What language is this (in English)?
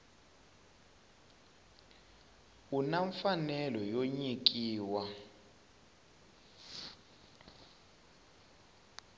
Tsonga